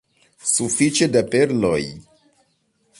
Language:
Esperanto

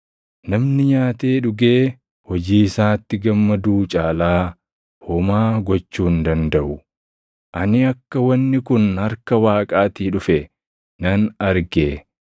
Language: Oromo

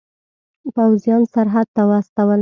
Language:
Pashto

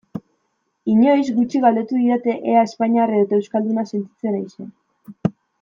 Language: Basque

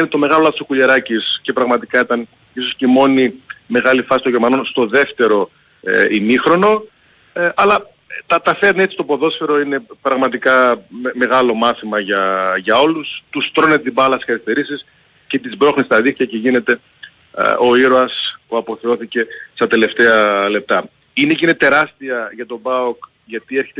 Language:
Greek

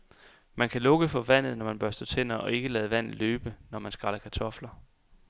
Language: Danish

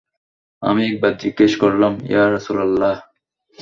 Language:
Bangla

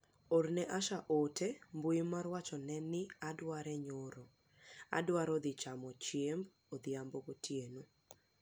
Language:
Luo (Kenya and Tanzania)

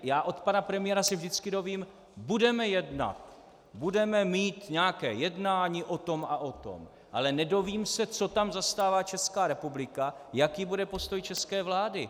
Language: Czech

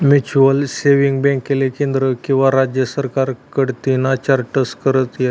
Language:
Marathi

